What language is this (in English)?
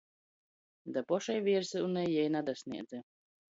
Latgalian